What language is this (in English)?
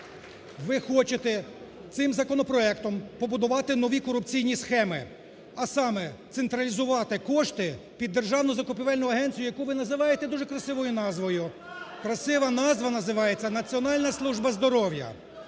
Ukrainian